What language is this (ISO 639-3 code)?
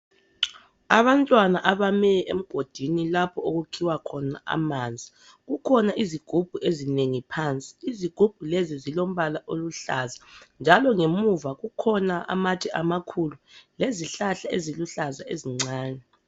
nde